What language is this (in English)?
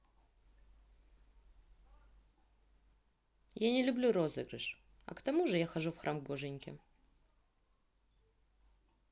Russian